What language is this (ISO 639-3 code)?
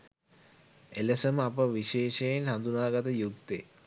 sin